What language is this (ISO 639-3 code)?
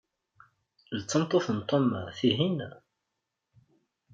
kab